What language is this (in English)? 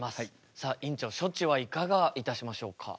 Japanese